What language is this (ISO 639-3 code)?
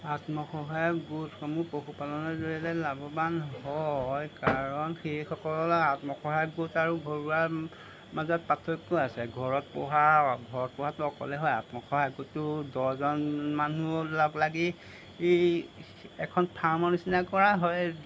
asm